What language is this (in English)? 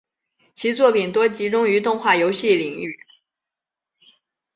Chinese